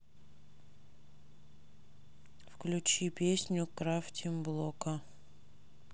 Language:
Russian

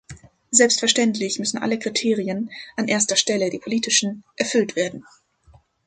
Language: German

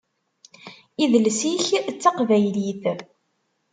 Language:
Kabyle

